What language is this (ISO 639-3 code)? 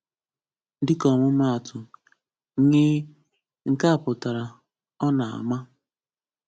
ibo